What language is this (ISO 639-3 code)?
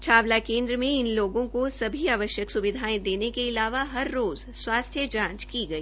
hin